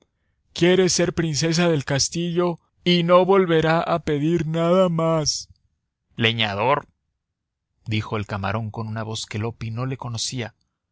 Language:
Spanish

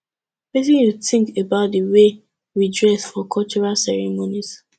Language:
Nigerian Pidgin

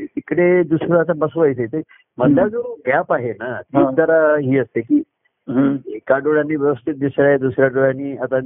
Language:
Marathi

